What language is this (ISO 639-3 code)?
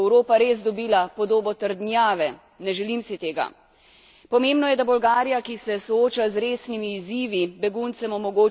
slv